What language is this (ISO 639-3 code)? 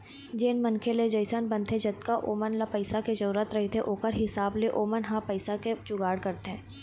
hne